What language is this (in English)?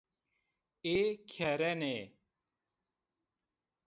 Zaza